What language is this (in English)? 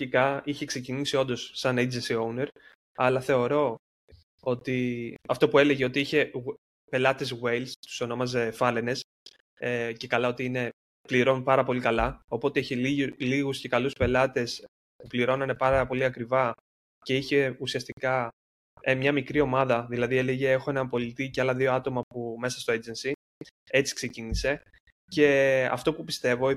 Greek